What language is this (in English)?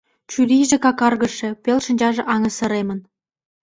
Mari